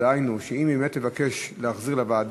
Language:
Hebrew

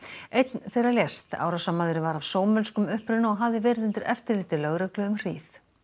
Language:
Icelandic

